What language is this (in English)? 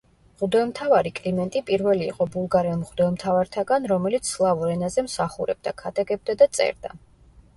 Georgian